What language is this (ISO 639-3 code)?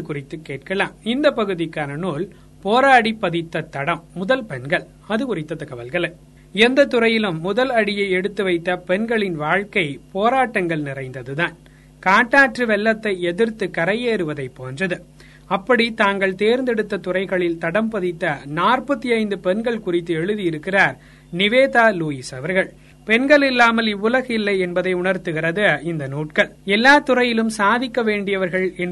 tam